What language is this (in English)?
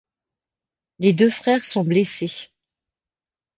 French